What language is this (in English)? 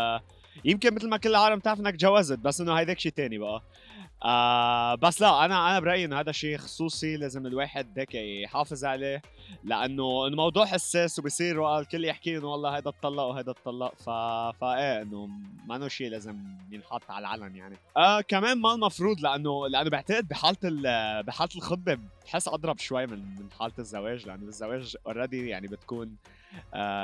Arabic